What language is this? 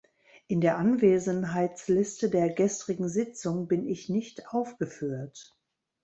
German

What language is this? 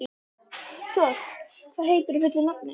Icelandic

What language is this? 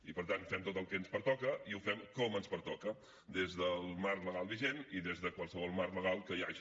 Catalan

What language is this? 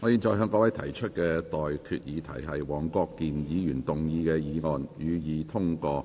Cantonese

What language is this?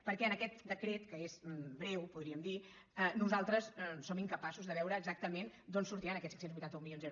Catalan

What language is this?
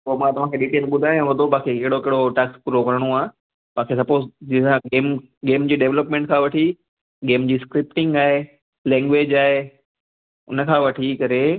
Sindhi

